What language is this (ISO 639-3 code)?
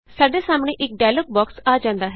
pan